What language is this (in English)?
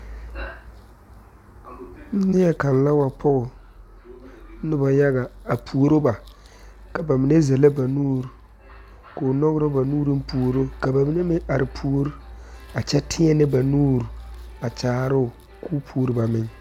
Southern Dagaare